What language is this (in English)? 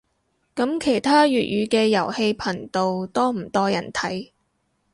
Cantonese